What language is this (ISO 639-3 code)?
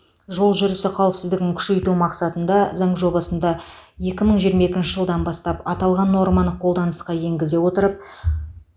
kaz